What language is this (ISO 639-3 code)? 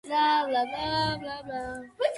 kat